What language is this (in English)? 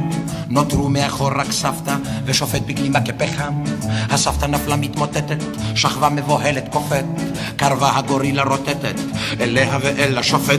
Hebrew